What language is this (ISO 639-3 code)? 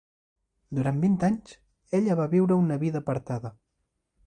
cat